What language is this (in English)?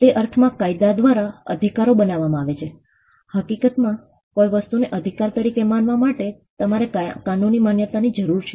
Gujarati